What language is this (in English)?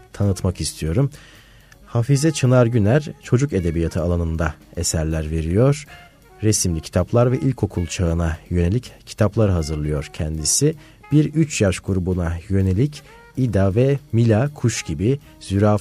Turkish